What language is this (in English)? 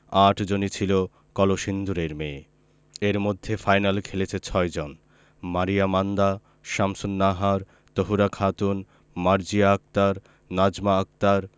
Bangla